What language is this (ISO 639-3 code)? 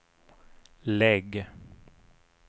swe